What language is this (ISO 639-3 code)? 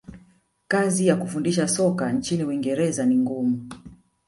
swa